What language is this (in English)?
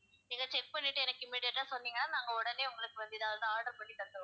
Tamil